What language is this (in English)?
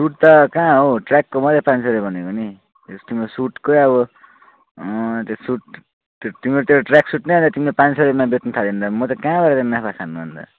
Nepali